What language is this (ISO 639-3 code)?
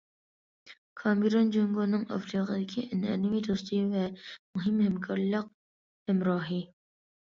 uig